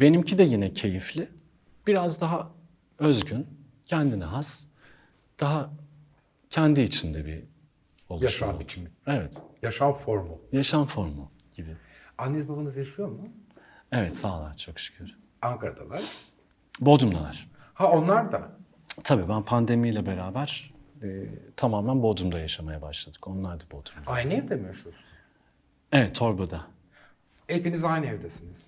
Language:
Turkish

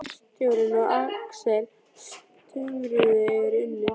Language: Icelandic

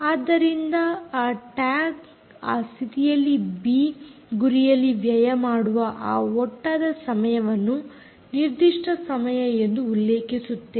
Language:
Kannada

